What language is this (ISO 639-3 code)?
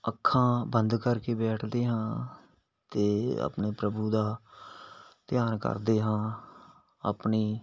pan